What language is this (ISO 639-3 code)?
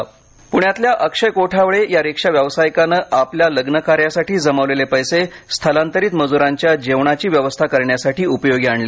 mar